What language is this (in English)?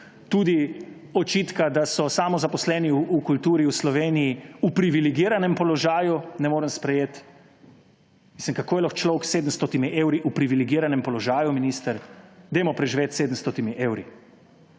Slovenian